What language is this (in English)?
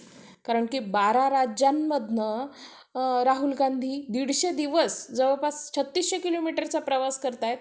Marathi